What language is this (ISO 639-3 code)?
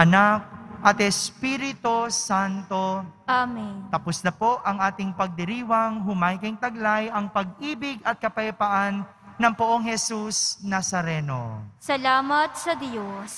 fil